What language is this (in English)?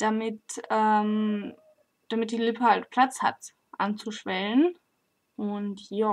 German